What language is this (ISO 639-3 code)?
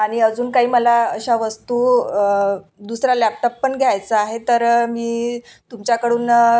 mar